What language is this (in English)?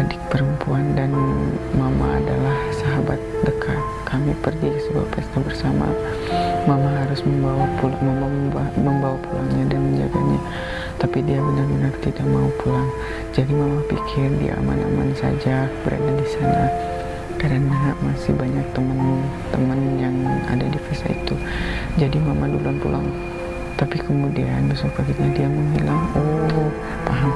Indonesian